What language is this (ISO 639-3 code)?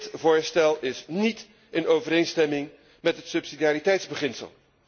nld